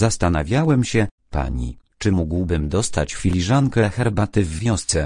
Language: Polish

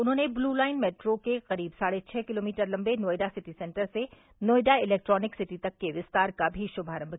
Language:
Hindi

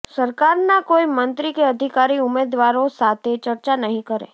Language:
Gujarati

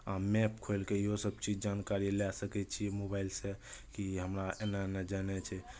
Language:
Maithili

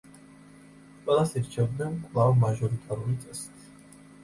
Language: Georgian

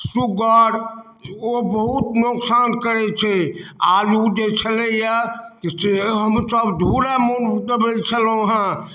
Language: Maithili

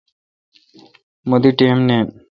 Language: Kalkoti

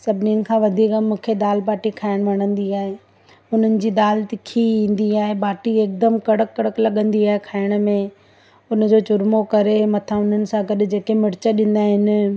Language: Sindhi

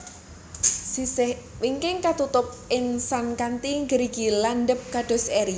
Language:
Javanese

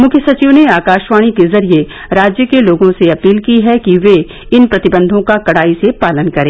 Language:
Hindi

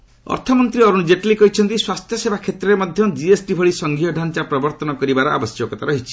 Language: Odia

